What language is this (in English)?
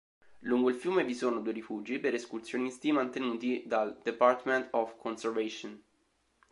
Italian